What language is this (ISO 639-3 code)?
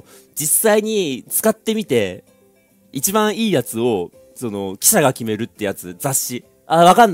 jpn